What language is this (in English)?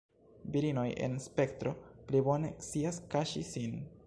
Esperanto